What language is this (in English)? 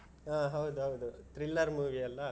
Kannada